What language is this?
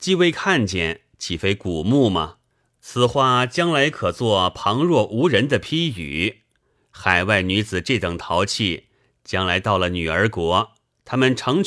Chinese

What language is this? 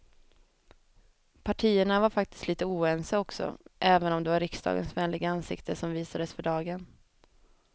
Swedish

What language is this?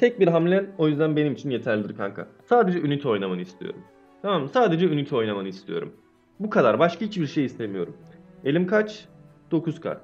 Turkish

